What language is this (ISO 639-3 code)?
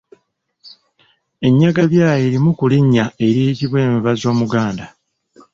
lug